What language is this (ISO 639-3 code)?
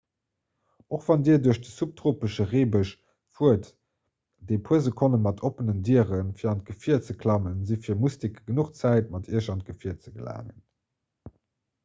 ltz